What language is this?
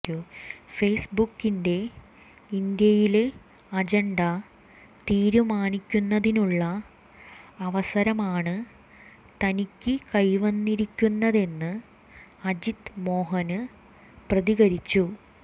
Malayalam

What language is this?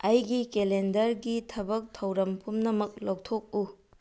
Manipuri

